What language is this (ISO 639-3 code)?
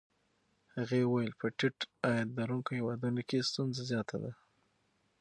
pus